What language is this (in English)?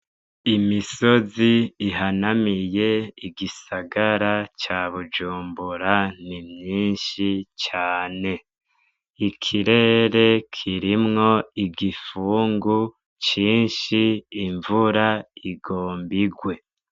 Rundi